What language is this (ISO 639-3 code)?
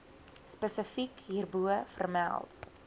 afr